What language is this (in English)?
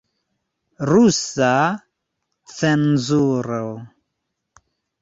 Esperanto